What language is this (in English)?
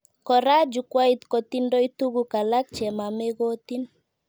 Kalenjin